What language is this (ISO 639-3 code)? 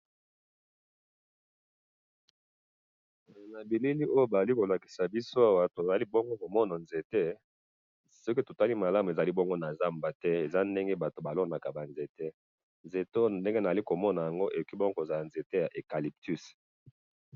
lin